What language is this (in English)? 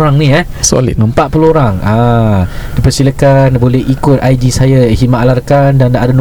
Malay